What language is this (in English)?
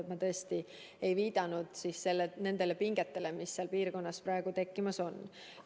Estonian